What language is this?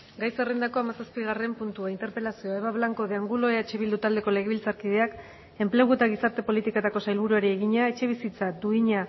Basque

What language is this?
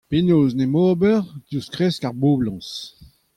Breton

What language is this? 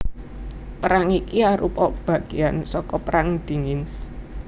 Javanese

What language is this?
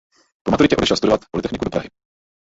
Czech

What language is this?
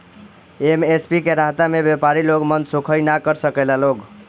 Bhojpuri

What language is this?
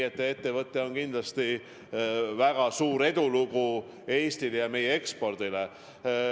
Estonian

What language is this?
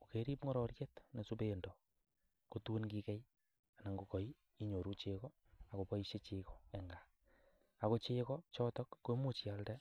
Kalenjin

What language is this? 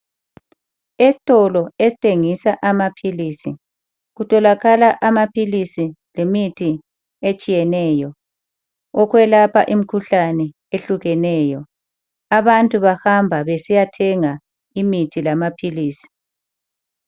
North Ndebele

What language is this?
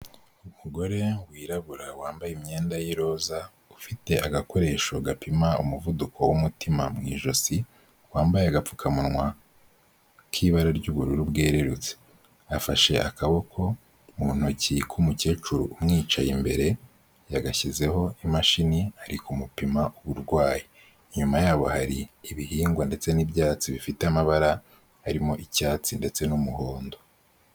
Kinyarwanda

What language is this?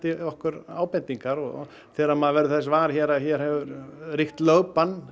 Icelandic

